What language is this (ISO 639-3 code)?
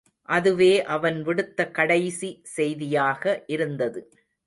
tam